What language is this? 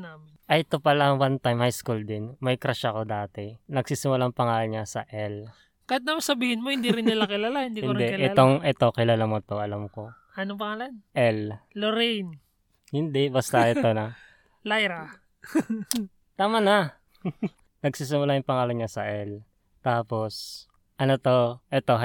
Filipino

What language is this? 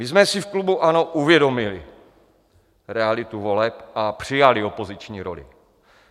Czech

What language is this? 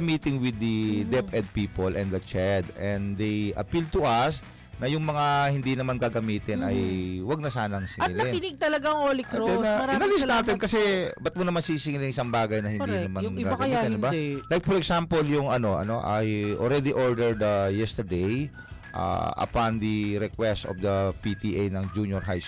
Filipino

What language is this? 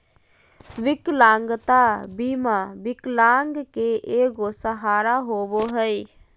Magahi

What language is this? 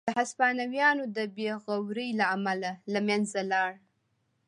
Pashto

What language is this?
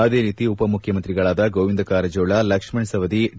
Kannada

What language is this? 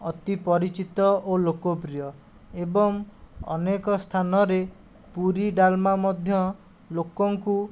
Odia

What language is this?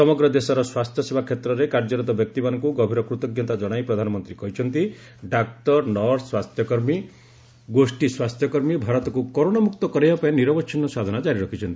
Odia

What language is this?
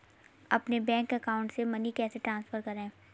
Hindi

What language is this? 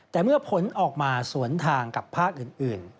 Thai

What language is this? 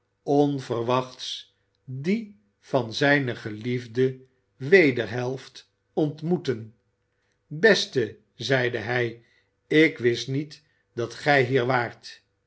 Dutch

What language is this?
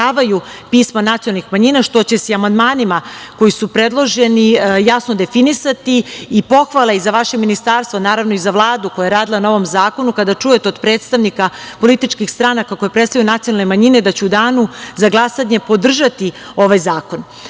Serbian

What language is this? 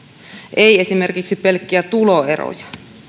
Finnish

